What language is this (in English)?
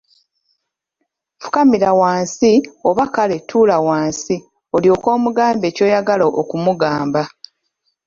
Ganda